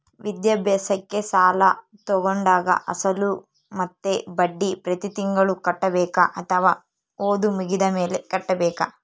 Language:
Kannada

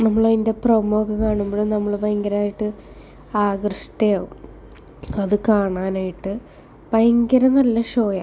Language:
Malayalam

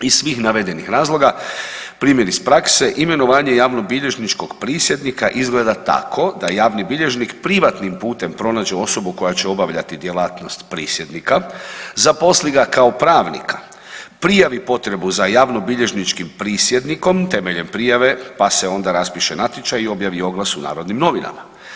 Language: Croatian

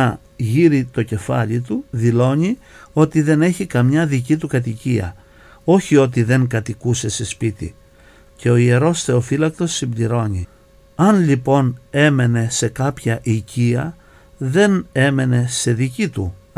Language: Greek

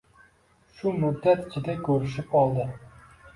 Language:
Uzbek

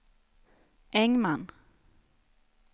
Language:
Swedish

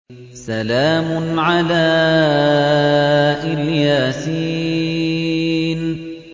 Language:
Arabic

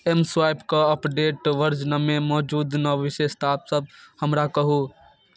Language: Maithili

